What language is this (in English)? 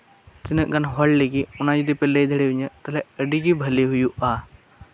Santali